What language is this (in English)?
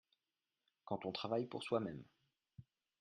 French